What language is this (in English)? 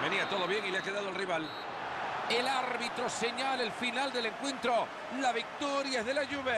Spanish